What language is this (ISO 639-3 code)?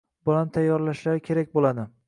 uzb